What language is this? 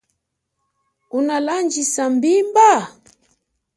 Chokwe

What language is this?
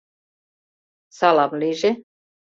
Mari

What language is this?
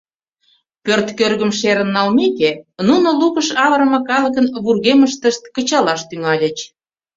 Mari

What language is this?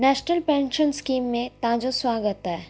Sindhi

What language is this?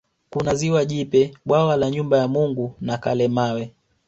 Swahili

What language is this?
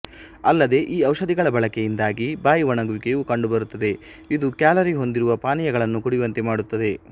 Kannada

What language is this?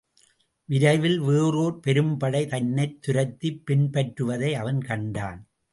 Tamil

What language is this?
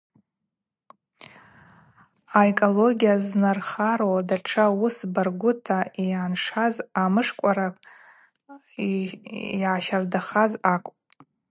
Abaza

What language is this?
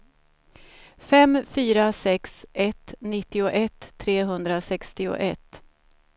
Swedish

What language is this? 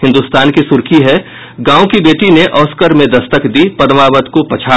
Hindi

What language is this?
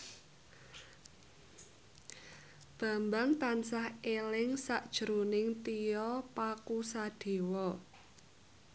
Javanese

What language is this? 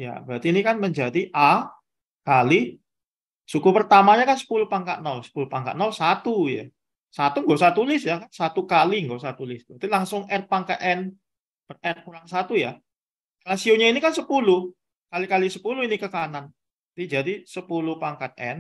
Indonesian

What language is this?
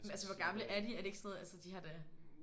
Danish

